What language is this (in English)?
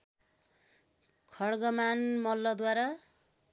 Nepali